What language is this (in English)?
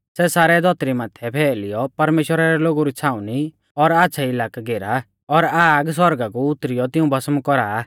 Mahasu Pahari